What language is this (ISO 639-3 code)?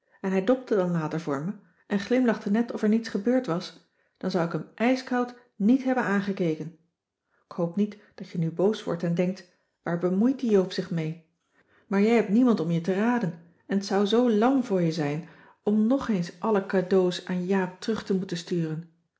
nld